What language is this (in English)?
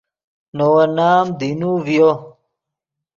Yidgha